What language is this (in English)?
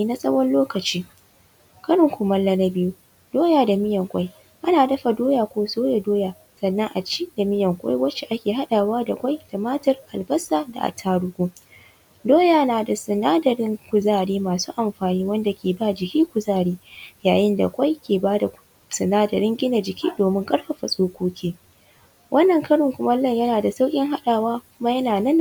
Hausa